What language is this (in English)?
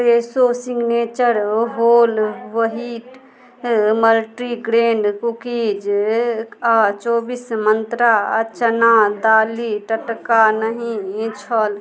Maithili